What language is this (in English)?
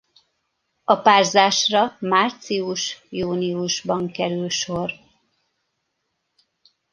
Hungarian